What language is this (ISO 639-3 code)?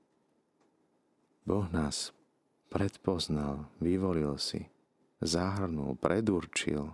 slk